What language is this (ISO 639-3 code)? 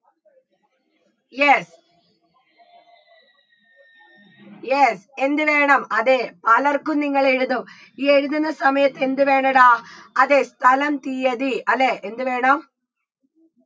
mal